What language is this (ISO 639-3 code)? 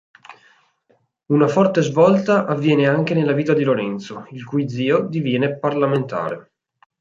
ita